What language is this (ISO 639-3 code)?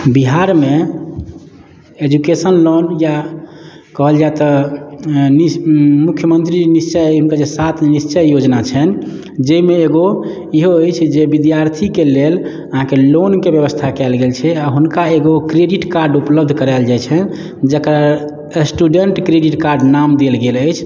mai